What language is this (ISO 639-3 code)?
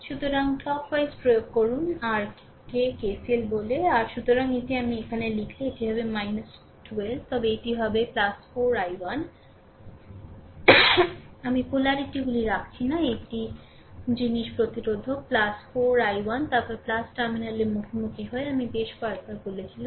ben